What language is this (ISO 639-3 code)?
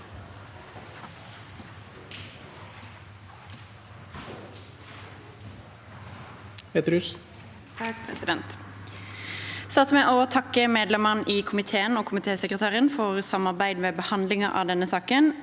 nor